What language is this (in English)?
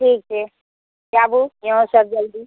Maithili